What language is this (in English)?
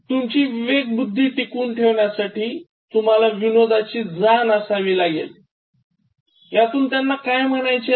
Marathi